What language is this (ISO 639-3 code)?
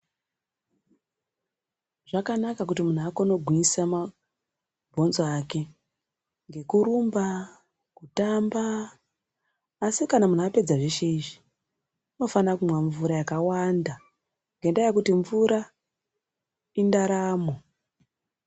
ndc